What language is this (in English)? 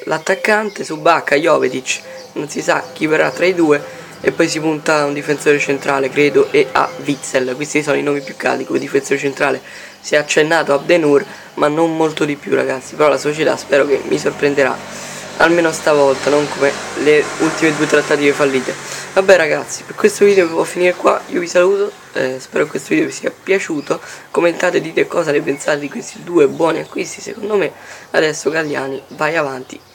Italian